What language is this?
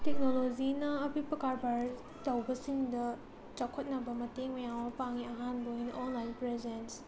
Manipuri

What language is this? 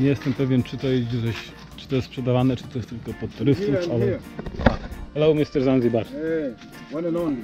Polish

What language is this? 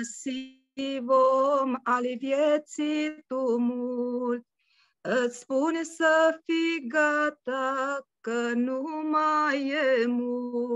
Romanian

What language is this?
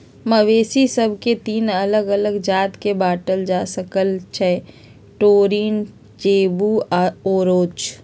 Magahi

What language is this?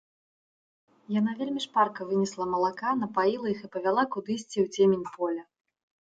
Belarusian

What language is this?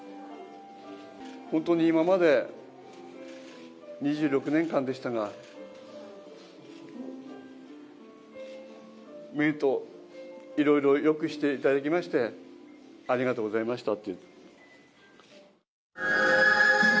Japanese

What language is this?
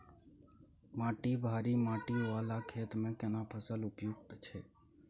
Maithili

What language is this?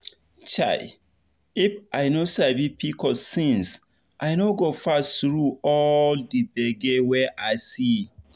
Nigerian Pidgin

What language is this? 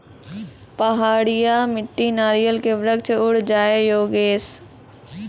Maithili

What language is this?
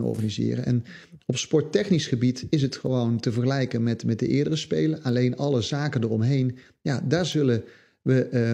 Dutch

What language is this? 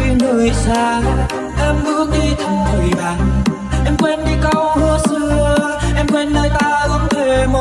Vietnamese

